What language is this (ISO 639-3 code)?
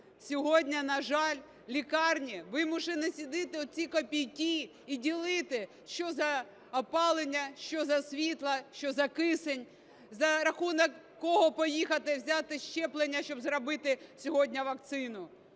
ukr